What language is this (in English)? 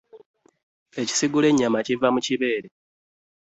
Ganda